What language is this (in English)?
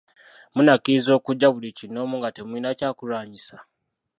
Ganda